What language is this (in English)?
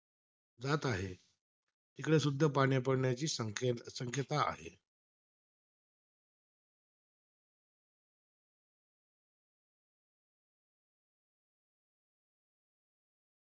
Marathi